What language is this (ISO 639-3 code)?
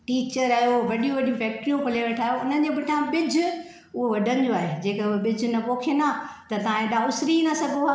snd